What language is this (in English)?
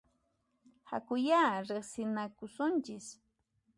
Puno Quechua